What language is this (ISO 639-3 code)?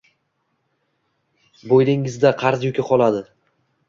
uzb